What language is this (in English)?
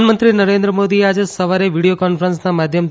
Gujarati